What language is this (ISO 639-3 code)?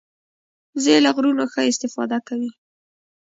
pus